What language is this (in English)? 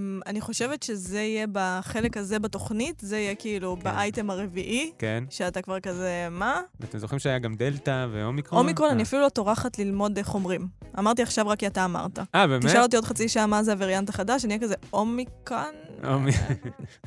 Hebrew